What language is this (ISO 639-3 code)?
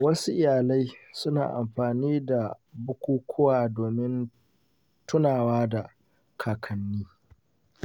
hau